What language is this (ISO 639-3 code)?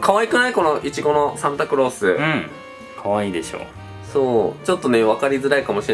jpn